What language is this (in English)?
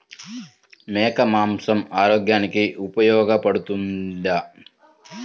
Telugu